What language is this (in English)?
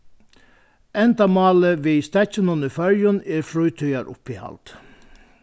Faroese